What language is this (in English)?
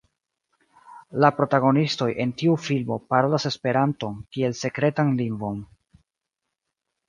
Esperanto